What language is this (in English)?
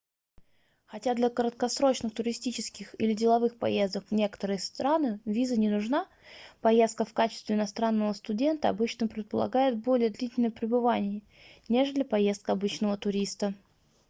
Russian